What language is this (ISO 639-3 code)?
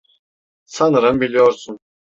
tur